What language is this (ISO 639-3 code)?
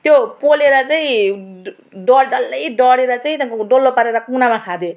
nep